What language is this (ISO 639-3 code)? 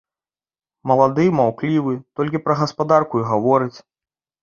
bel